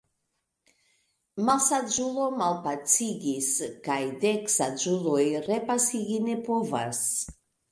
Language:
Esperanto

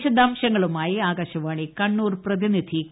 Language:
Malayalam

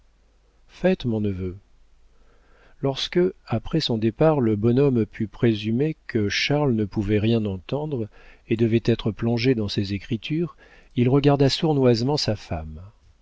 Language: French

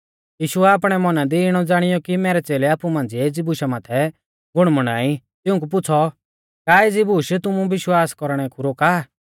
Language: Mahasu Pahari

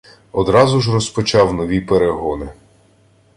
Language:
Ukrainian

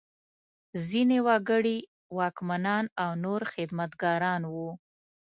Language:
Pashto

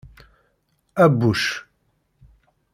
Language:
Kabyle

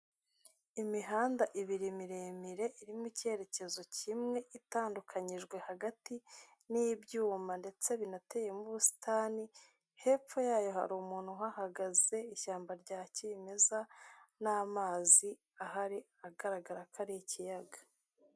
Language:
Kinyarwanda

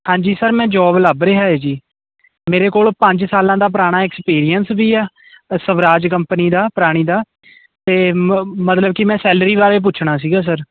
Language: Punjabi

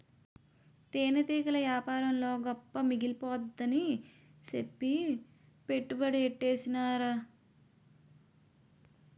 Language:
Telugu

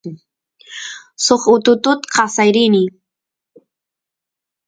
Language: Santiago del Estero Quichua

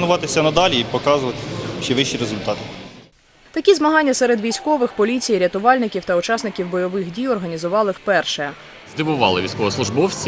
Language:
Ukrainian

